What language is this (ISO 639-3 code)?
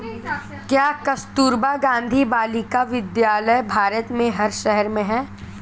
hin